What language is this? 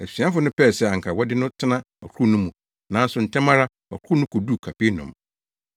Akan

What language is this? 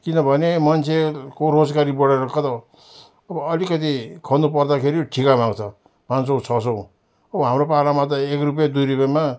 Nepali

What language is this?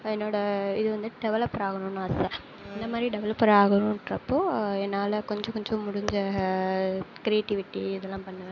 Tamil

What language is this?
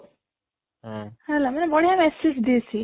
Odia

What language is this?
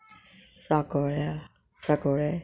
Konkani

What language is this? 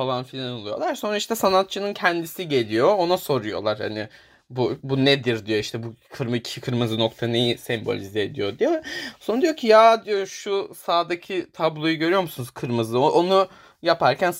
Turkish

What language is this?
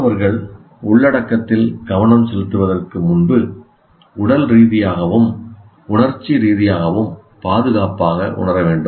Tamil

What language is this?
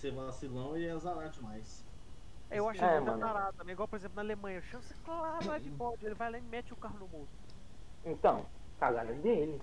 Portuguese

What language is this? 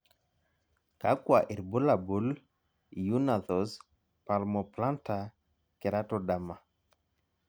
Masai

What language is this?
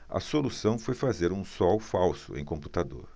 Portuguese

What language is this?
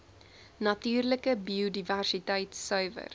Afrikaans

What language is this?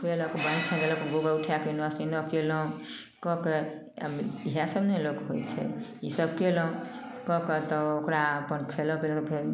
Maithili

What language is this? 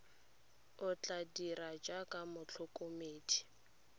Tswana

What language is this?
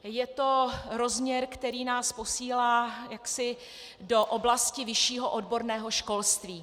Czech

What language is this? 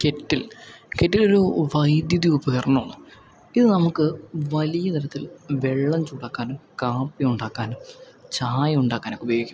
Malayalam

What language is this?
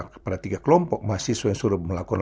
Indonesian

